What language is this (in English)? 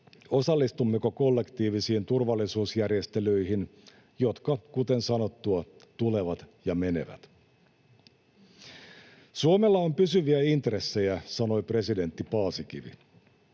Finnish